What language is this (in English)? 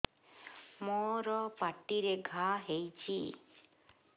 Odia